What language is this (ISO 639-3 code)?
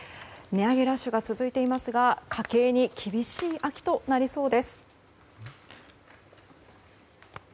jpn